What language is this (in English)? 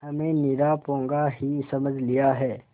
Hindi